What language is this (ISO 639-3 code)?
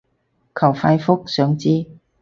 yue